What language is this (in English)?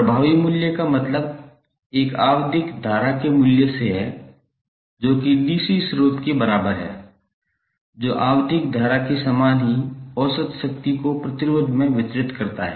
Hindi